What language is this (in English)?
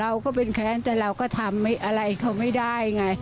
Thai